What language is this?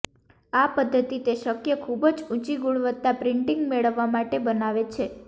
Gujarati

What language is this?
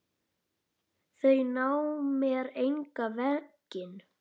Icelandic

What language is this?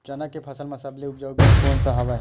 Chhattisgarhi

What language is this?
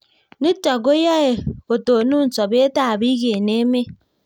Kalenjin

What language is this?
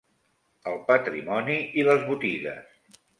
Catalan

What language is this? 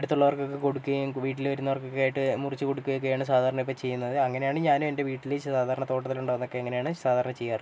Malayalam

